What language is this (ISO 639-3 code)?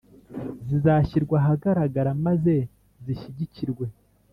kin